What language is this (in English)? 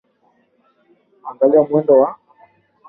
Swahili